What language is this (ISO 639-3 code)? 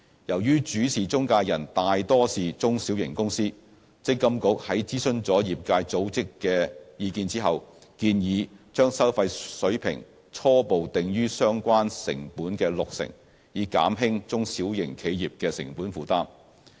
yue